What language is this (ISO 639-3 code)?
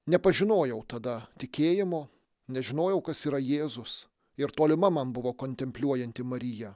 lit